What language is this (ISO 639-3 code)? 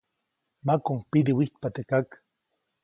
zoc